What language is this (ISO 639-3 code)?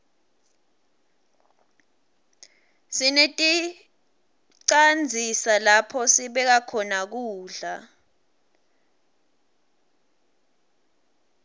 ssw